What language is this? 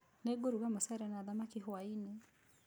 Kikuyu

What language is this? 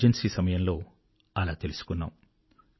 Telugu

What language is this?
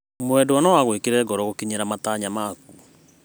Kikuyu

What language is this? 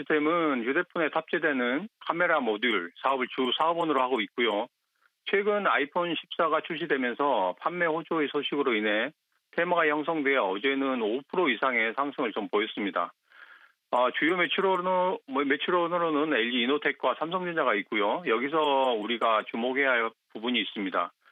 Korean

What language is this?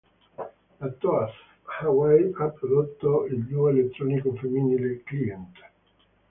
Italian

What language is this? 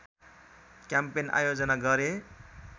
Nepali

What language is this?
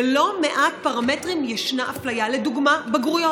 Hebrew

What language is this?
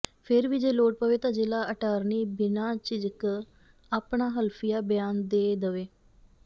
Punjabi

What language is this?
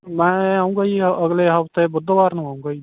Punjabi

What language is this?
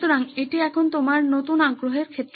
Bangla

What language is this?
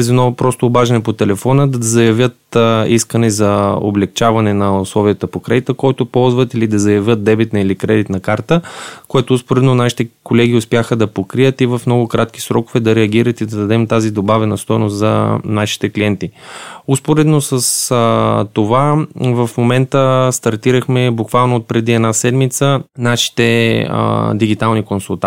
Bulgarian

